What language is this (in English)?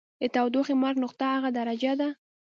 Pashto